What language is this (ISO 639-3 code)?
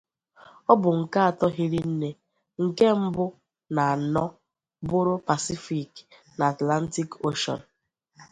ibo